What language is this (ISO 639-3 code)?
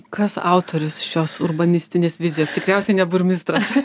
lit